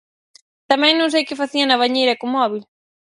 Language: Galician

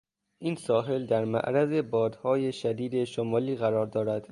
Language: Persian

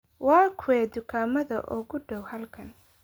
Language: Somali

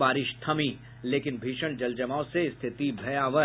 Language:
Hindi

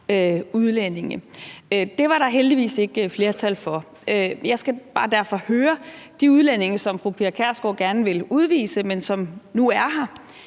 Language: Danish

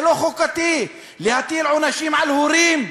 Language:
Hebrew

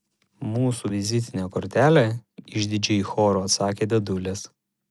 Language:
Lithuanian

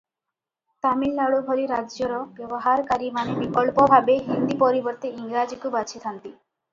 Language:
Odia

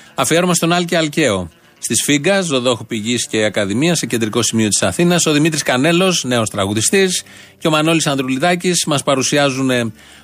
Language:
Greek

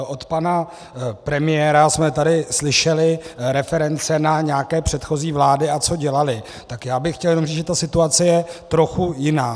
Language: Czech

